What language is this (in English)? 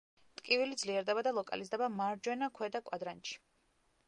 Georgian